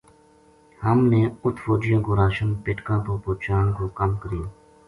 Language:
Gujari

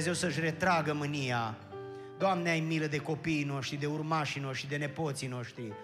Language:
Romanian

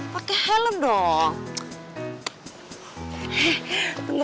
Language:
Indonesian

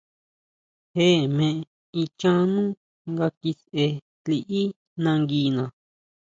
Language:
Huautla Mazatec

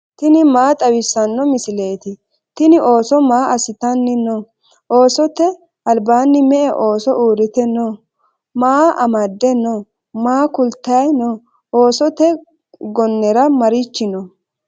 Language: Sidamo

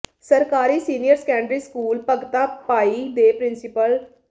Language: Punjabi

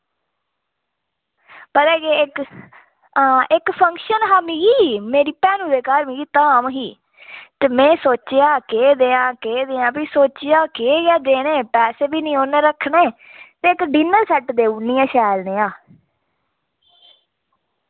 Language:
Dogri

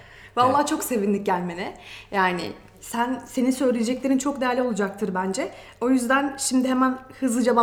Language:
Turkish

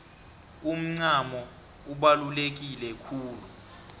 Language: South Ndebele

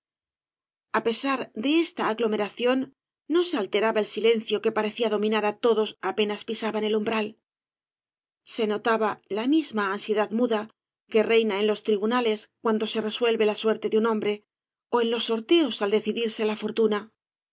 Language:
Spanish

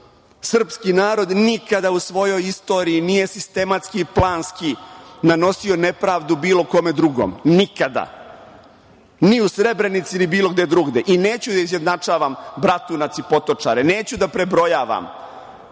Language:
Serbian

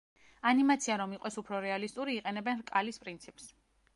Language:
Georgian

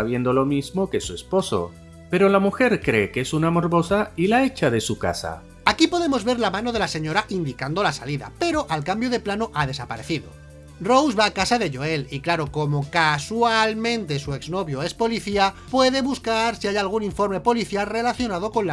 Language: Spanish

